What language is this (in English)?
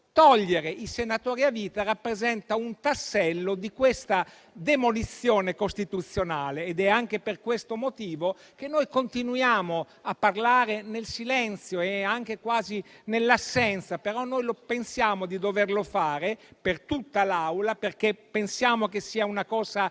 Italian